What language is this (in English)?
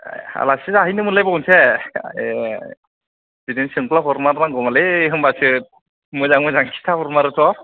Bodo